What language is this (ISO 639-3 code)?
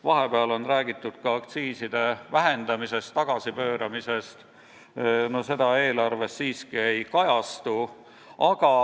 est